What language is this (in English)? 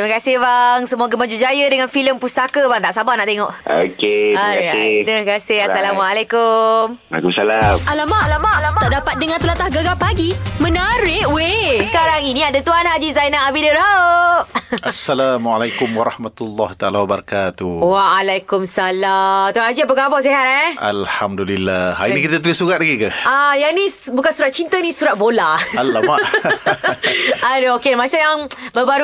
Malay